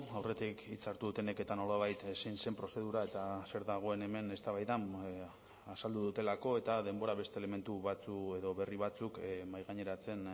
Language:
Basque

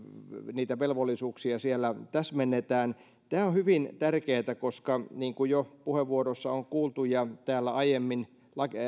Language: Finnish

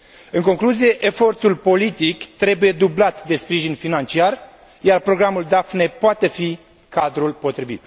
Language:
Romanian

